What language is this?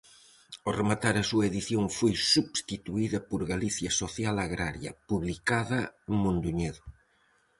Galician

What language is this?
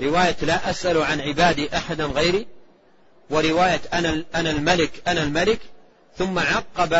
Arabic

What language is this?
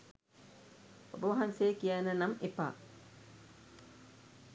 Sinhala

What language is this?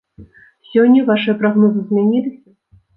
Belarusian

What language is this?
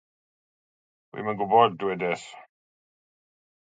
Welsh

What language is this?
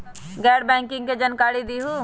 Magahi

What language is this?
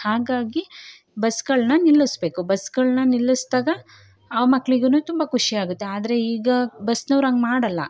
Kannada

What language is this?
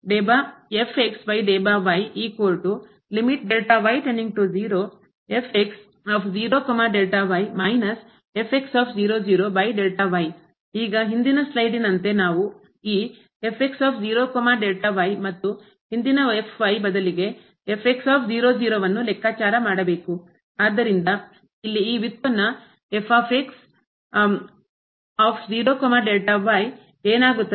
Kannada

